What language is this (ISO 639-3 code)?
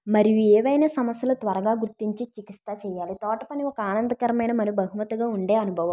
tel